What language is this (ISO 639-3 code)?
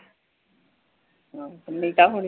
pan